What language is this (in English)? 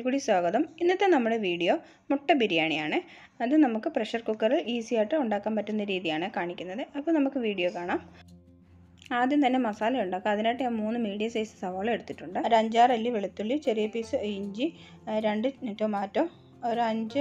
Hindi